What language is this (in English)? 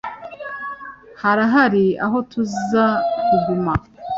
Kinyarwanda